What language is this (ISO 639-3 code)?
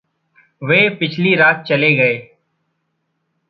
hin